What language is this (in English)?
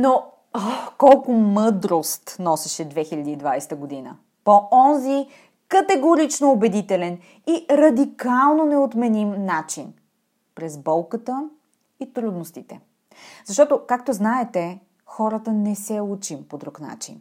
Bulgarian